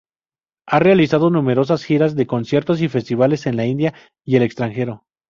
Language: Spanish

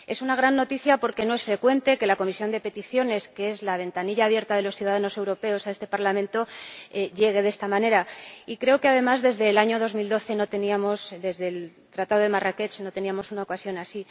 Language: Spanish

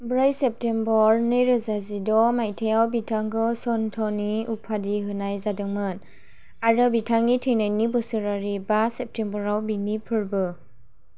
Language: Bodo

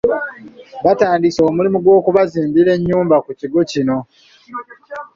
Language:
Ganda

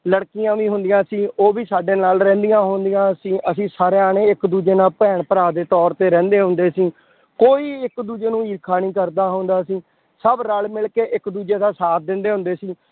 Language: Punjabi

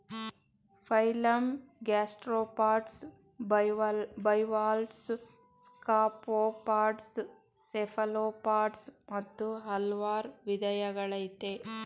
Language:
Kannada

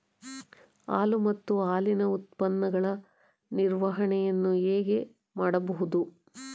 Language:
Kannada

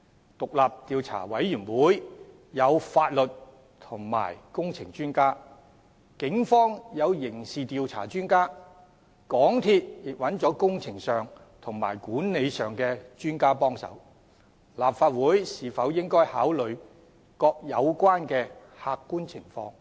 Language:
Cantonese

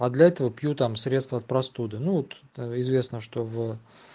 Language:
Russian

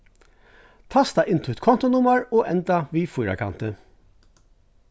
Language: Faroese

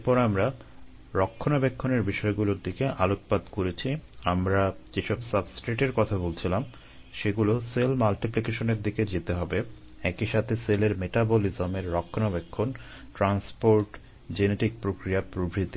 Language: Bangla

